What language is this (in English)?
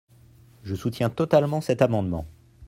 French